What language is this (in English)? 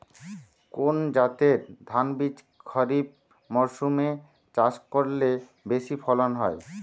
Bangla